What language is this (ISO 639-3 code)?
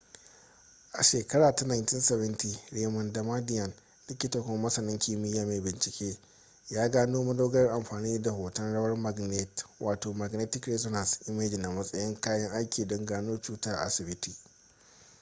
hau